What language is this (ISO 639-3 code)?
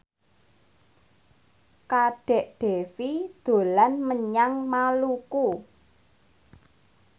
jav